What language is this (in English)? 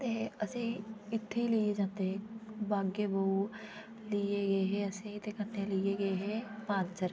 Dogri